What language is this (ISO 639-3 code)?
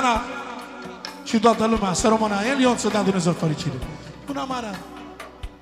ron